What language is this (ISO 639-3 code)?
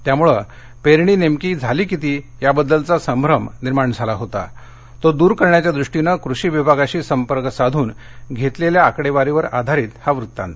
mar